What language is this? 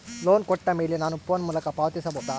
Kannada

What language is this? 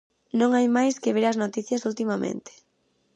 Galician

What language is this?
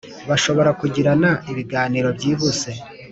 Kinyarwanda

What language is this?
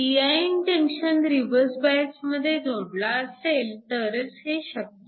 Marathi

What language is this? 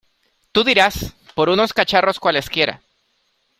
Spanish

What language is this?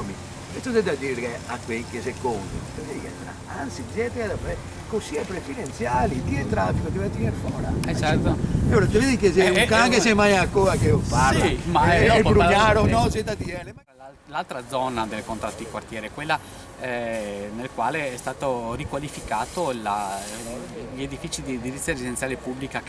Italian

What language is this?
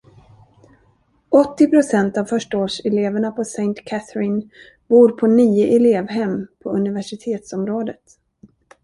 Swedish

